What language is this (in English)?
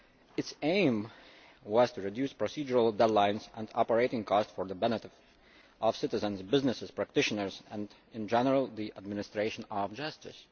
English